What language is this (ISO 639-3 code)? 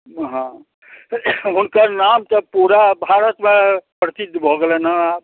mai